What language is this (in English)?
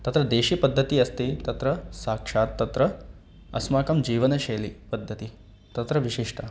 Sanskrit